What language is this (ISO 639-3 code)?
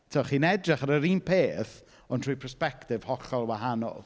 cym